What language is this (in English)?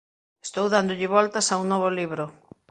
Galician